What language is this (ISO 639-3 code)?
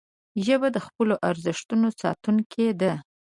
pus